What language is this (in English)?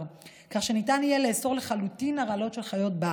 Hebrew